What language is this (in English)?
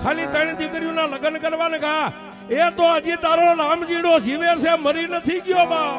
Arabic